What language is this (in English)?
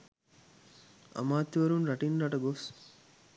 Sinhala